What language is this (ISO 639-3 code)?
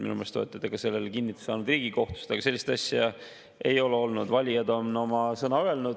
est